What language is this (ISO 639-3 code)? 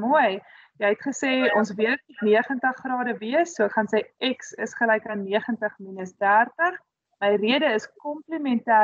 nld